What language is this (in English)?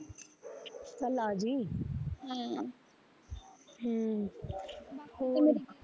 Punjabi